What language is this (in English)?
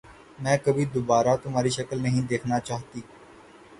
Urdu